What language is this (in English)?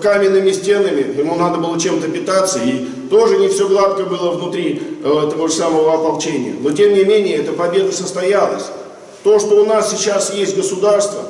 Russian